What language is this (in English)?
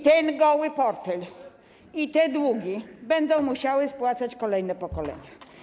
Polish